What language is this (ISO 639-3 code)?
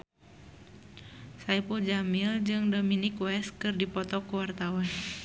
sun